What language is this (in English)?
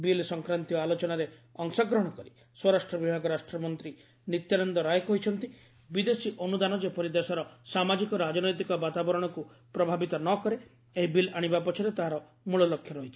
Odia